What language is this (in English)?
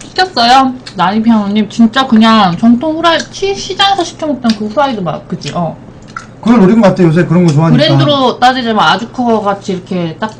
Korean